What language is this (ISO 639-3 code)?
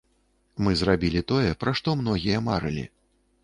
bel